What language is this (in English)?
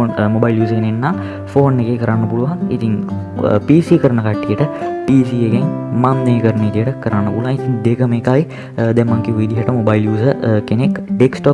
Sinhala